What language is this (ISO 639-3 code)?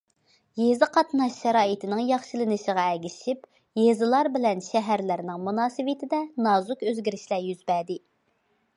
uig